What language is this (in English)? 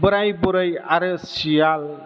Bodo